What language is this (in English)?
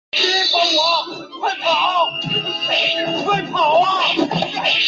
Chinese